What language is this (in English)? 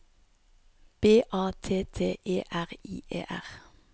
Norwegian